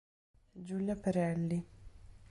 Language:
Italian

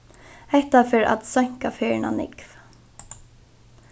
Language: Faroese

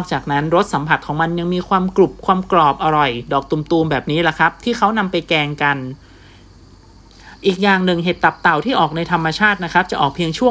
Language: Thai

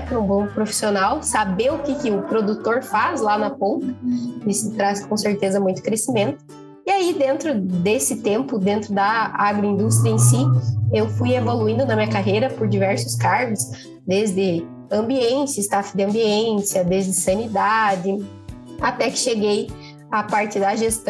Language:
Portuguese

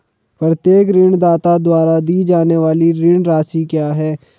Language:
Hindi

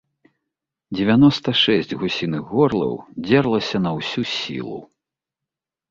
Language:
Belarusian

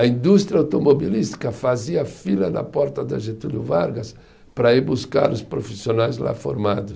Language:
Portuguese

